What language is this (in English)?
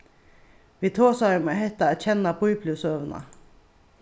Faroese